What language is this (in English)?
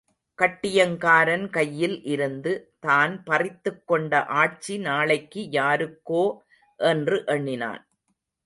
Tamil